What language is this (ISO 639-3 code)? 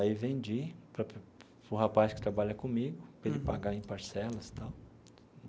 por